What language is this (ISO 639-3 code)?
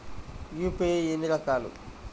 tel